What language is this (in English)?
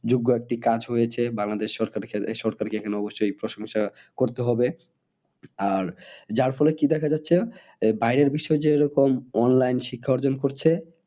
Bangla